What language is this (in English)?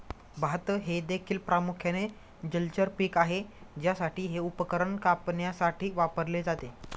Marathi